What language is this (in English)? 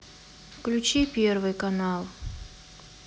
Russian